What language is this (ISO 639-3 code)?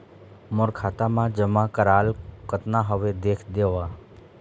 hne